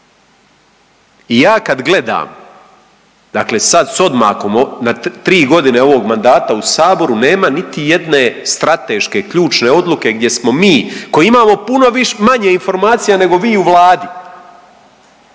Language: Croatian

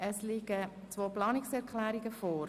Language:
Swiss German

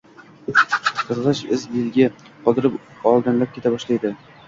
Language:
Uzbek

